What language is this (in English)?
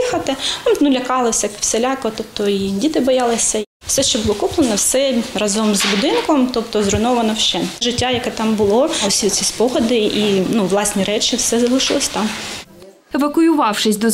Ukrainian